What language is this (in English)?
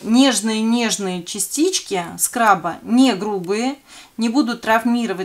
Russian